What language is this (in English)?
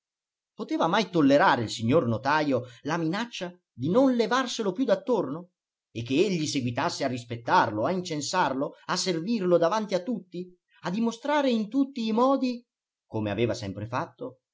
Italian